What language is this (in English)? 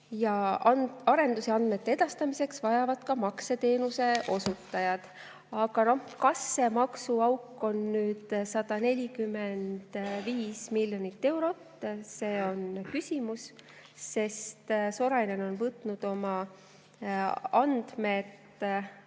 Estonian